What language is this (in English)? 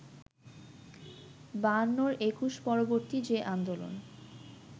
Bangla